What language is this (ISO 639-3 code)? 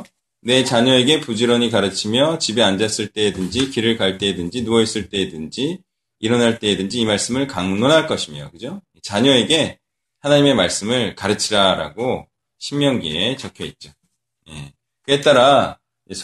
kor